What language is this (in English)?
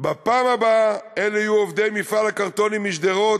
Hebrew